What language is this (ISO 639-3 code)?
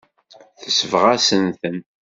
kab